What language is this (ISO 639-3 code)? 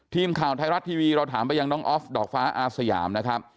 tha